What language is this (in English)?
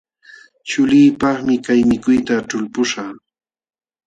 Jauja Wanca Quechua